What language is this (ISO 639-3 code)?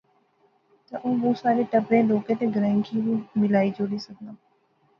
phr